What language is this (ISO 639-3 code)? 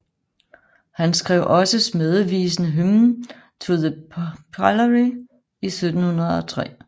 dan